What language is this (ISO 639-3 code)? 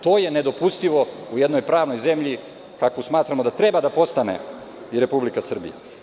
srp